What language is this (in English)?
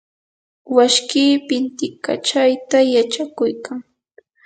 Yanahuanca Pasco Quechua